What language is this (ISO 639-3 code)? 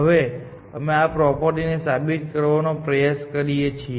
guj